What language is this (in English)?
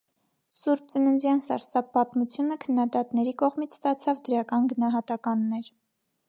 Armenian